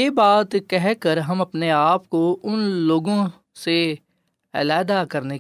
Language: Urdu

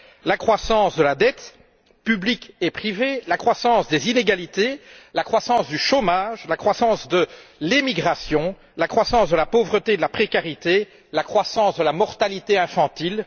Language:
French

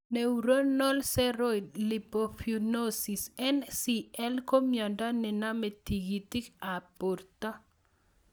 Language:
Kalenjin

